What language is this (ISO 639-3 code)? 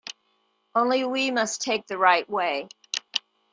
eng